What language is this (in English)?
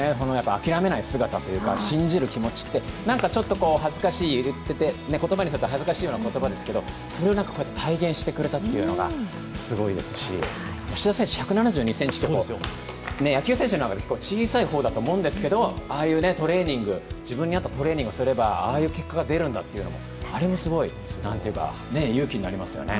Japanese